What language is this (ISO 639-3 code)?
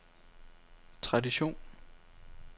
dan